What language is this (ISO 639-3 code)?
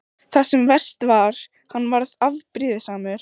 isl